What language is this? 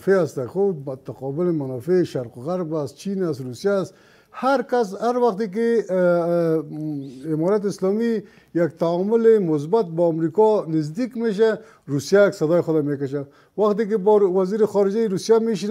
Persian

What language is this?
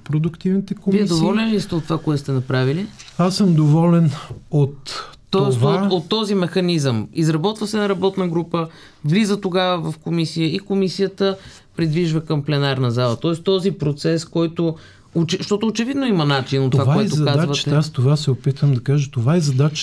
Bulgarian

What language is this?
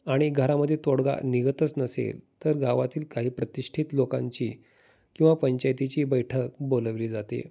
Marathi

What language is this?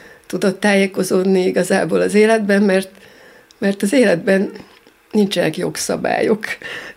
Hungarian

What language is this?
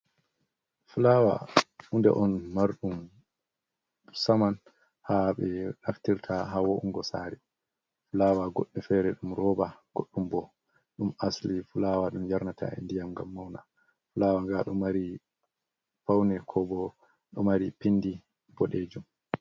Fula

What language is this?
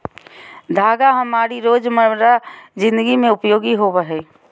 Magahi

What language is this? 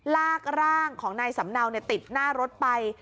Thai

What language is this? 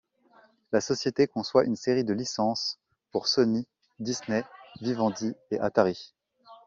French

